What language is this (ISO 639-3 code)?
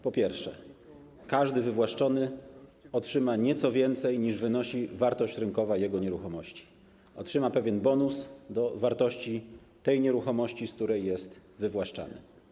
pol